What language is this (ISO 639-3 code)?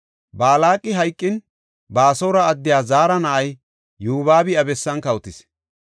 gof